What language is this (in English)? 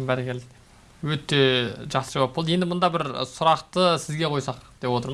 Turkish